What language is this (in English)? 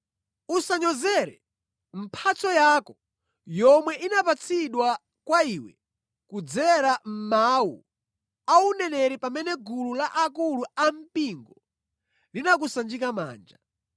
Nyanja